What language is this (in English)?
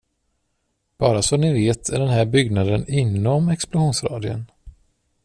Swedish